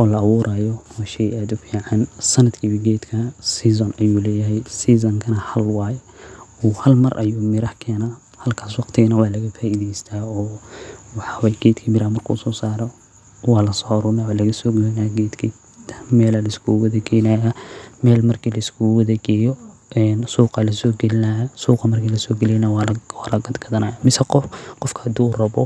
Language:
Somali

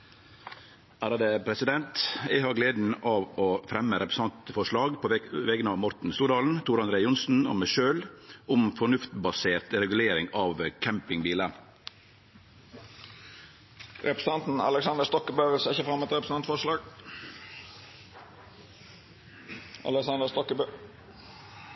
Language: Norwegian Nynorsk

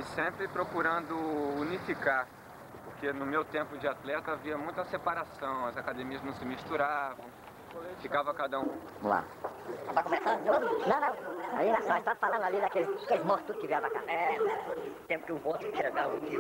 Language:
Portuguese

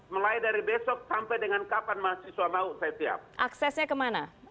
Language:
Indonesian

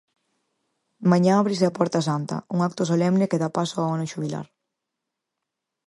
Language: Galician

